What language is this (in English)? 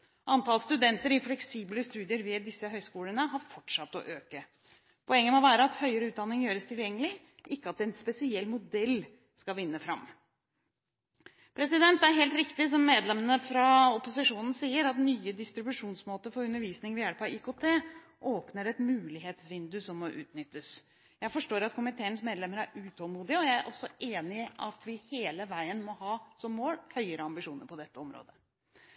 Norwegian Bokmål